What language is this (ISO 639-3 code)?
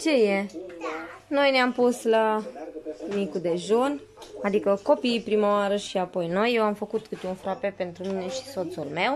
ron